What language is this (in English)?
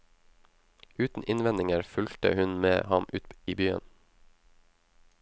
Norwegian